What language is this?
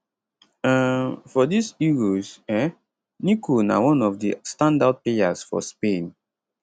Nigerian Pidgin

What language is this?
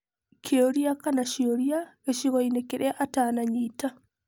Kikuyu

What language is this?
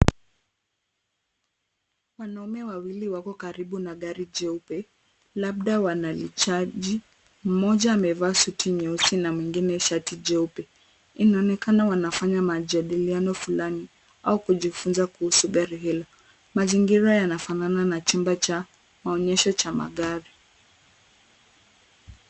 Swahili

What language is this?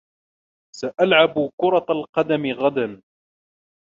Arabic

